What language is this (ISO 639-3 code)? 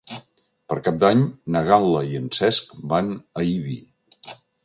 cat